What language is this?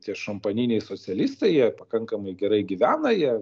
Lithuanian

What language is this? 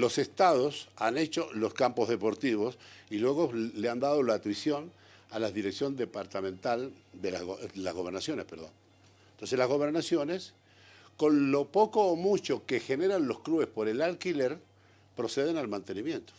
Spanish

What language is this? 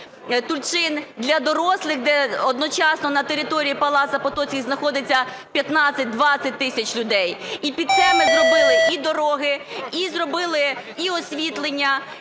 Ukrainian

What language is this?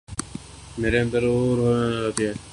Urdu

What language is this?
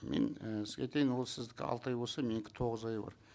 Kazakh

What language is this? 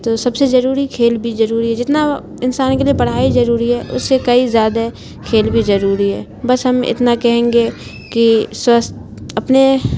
Urdu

